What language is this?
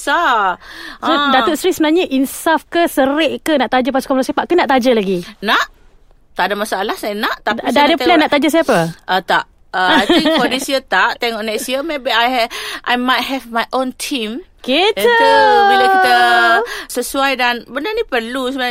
Malay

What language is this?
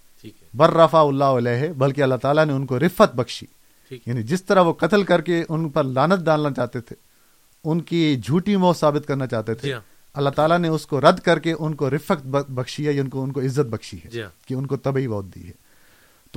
Urdu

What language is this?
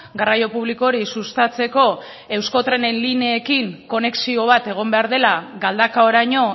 Basque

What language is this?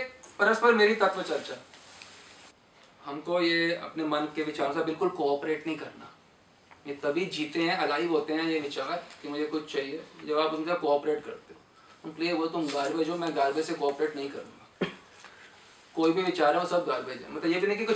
Hindi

